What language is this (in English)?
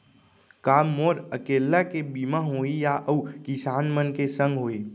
Chhattisgarhi